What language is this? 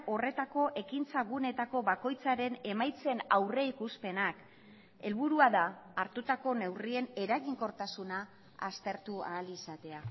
Basque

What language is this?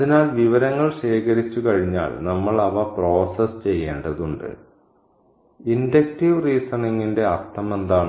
Malayalam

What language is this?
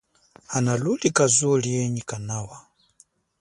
Chokwe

